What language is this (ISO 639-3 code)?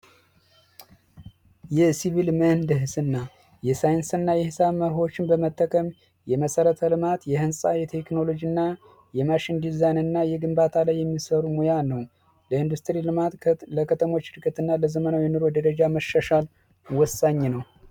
amh